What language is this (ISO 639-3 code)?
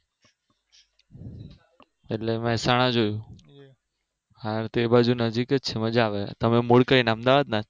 guj